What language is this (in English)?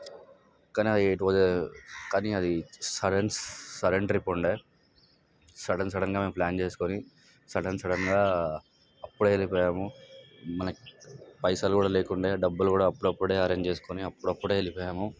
Telugu